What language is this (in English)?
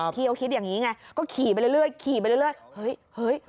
Thai